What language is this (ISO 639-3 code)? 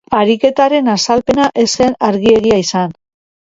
eus